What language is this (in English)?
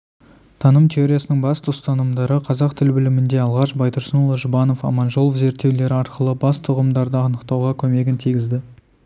Kazakh